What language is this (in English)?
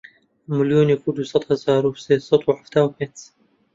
Central Kurdish